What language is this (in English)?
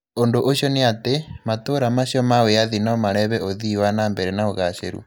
Kikuyu